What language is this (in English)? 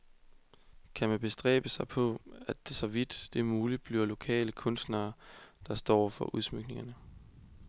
Danish